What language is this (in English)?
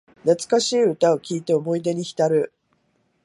Japanese